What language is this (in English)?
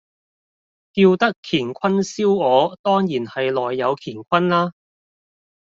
Cantonese